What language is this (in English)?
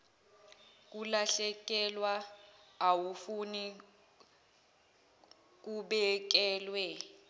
Zulu